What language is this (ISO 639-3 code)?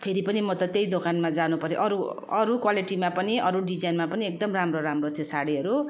nep